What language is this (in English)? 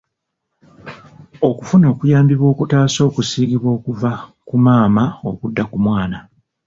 Ganda